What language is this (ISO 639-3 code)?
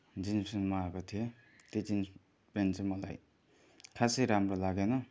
nep